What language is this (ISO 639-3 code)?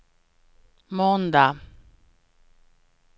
swe